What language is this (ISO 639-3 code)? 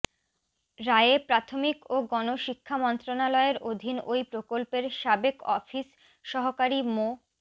ben